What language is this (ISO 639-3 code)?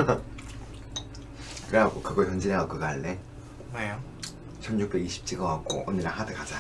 kor